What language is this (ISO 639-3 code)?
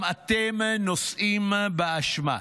heb